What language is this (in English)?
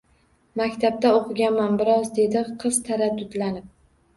Uzbek